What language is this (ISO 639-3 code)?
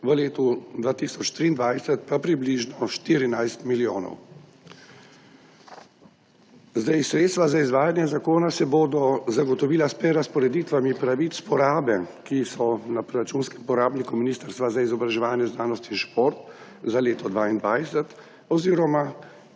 slv